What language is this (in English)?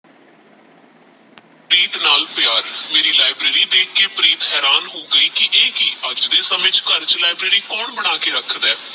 Punjabi